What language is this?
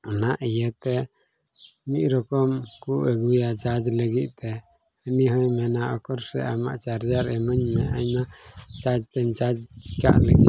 Santali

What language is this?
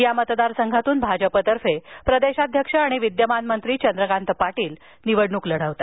Marathi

